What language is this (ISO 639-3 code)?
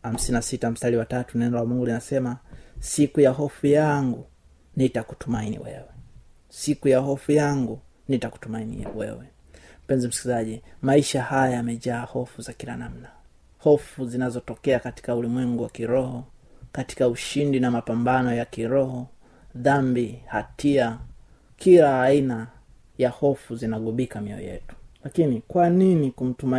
swa